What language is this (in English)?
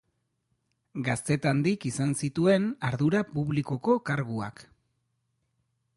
Basque